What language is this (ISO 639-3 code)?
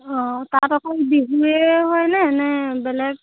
asm